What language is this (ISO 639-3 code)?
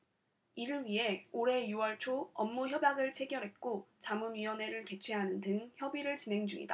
kor